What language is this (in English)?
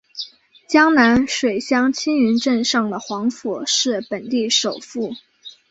Chinese